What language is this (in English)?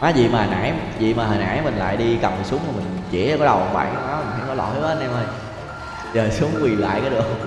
Vietnamese